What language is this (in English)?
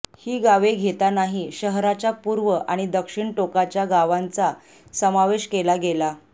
Marathi